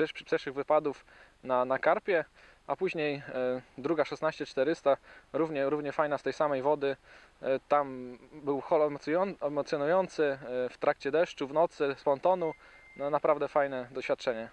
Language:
Polish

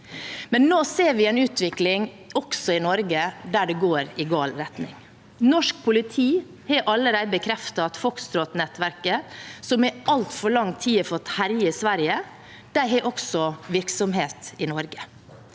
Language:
Norwegian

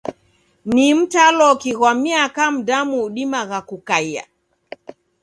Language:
Taita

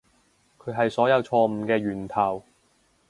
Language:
Cantonese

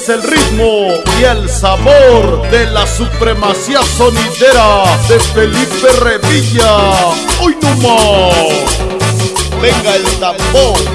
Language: Spanish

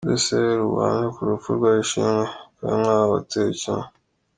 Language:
Kinyarwanda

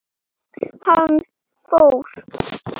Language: Icelandic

